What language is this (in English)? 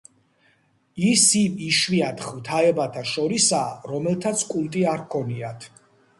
Georgian